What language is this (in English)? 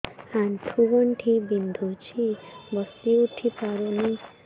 Odia